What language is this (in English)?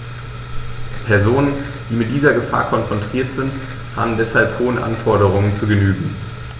German